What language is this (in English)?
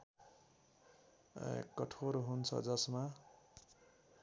Nepali